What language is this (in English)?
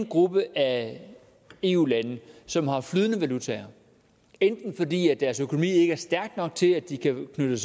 Danish